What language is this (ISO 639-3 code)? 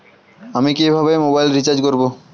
ben